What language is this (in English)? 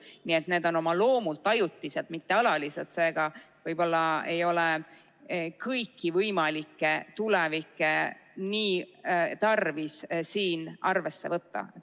Estonian